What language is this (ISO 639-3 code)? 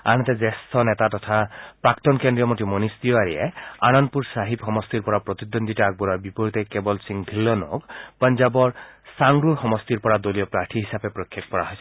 asm